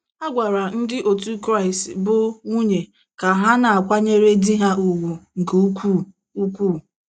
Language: Igbo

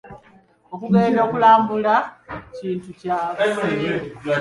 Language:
Ganda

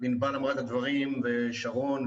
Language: Hebrew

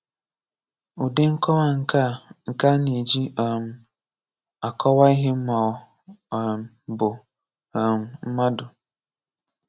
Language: Igbo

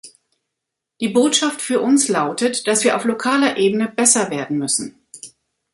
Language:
German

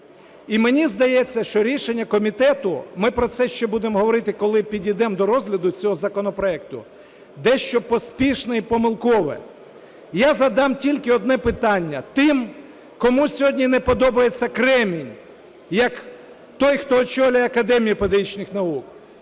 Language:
Ukrainian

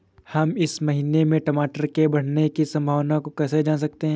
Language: Hindi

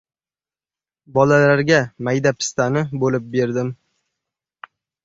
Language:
Uzbek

